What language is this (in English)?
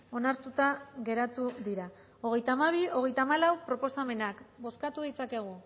Basque